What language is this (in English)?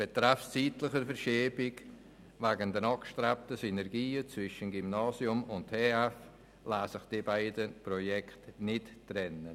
Swiss German